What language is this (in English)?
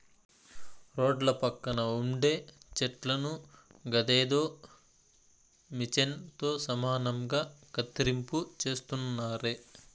Telugu